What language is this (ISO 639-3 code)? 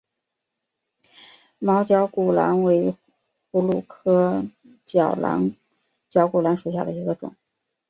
zho